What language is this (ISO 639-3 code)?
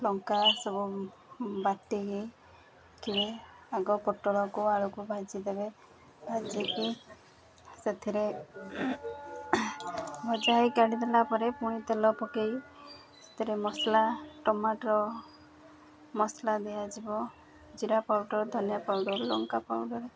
ori